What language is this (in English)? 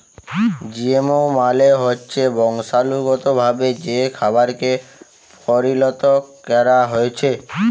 Bangla